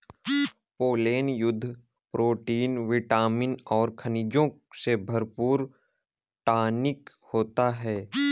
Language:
Hindi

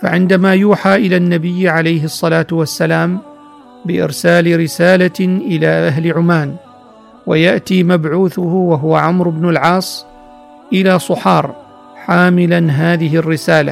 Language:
Arabic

